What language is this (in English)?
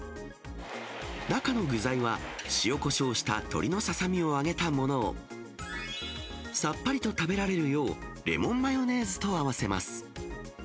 Japanese